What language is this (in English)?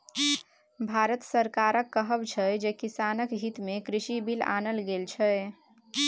Maithili